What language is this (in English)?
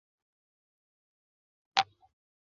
Chinese